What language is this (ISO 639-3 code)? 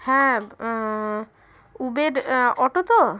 ben